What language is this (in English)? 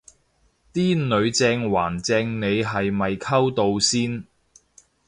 Cantonese